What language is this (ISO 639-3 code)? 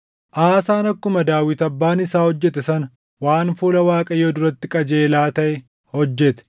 orm